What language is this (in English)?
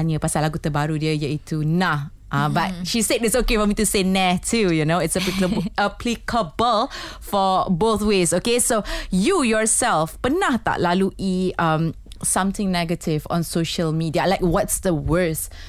Malay